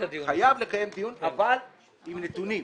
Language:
Hebrew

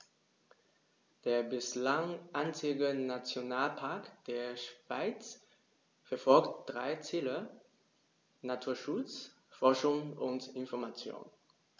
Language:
German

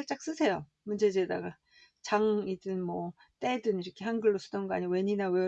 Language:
Korean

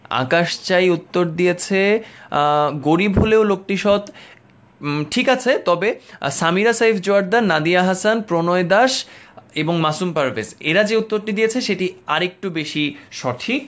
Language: Bangla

